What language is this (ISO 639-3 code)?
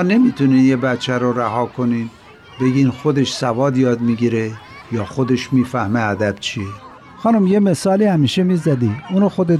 fas